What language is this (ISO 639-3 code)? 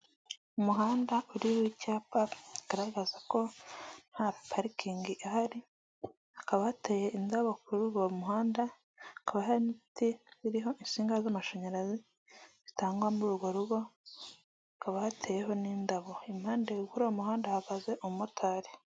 kin